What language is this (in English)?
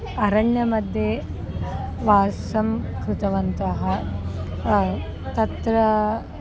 Sanskrit